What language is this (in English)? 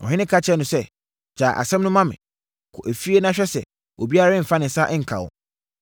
Akan